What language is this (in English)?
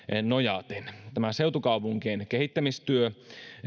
Finnish